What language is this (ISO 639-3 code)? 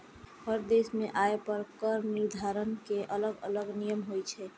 mai